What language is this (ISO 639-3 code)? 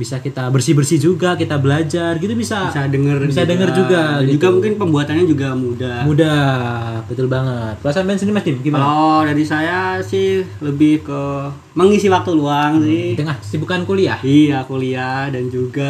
ind